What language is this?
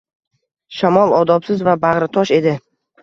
Uzbek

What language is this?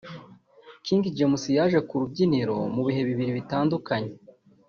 Kinyarwanda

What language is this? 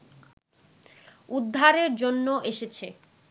Bangla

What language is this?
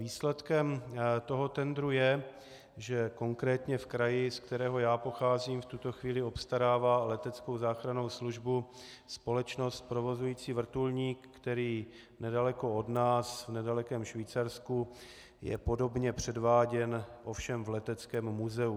Czech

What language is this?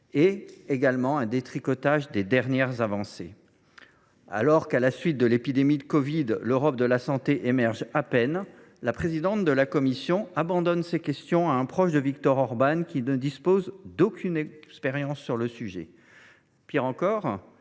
French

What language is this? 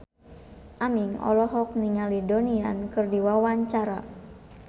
Sundanese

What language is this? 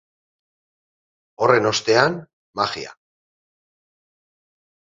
Basque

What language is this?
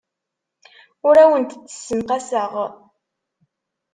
Kabyle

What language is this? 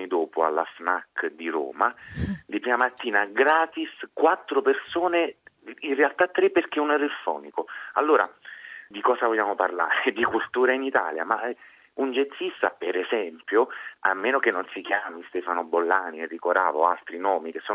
Italian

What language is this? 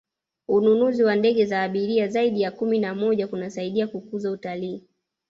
Swahili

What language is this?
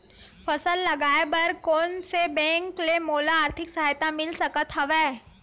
Chhattisgarhi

